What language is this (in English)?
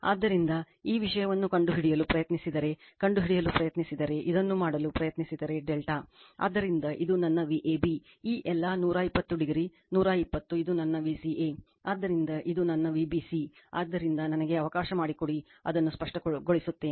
Kannada